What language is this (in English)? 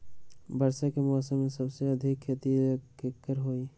Magahi